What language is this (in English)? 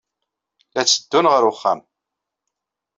Kabyle